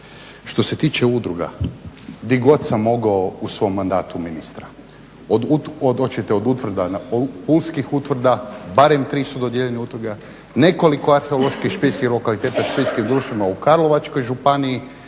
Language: Croatian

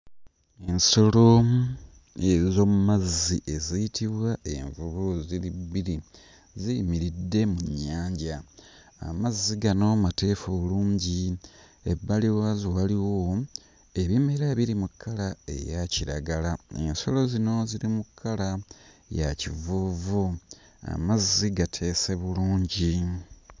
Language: Ganda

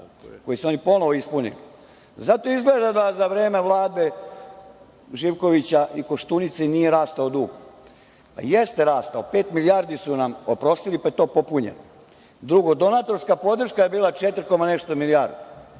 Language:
Serbian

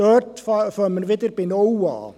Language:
Swiss German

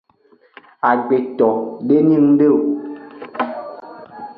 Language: Aja (Benin)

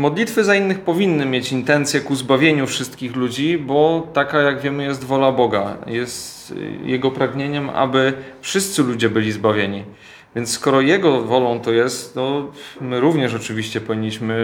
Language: Polish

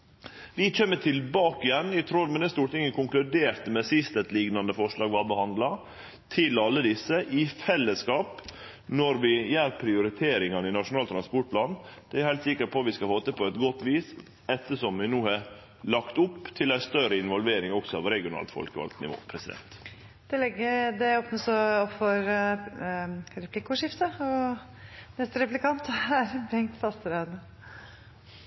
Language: Norwegian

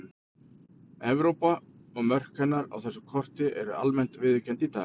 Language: Icelandic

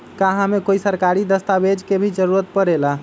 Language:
Magahi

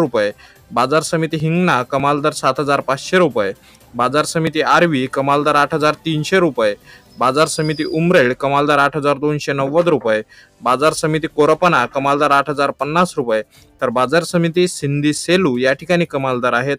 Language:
Indonesian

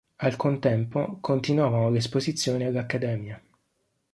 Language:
Italian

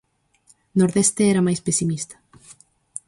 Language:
Galician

